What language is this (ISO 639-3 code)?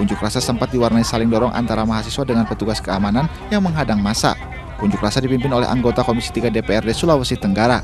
ind